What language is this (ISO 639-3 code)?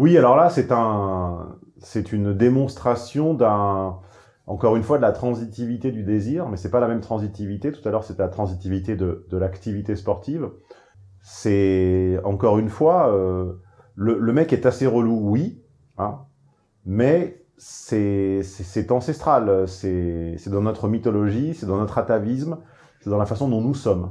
fra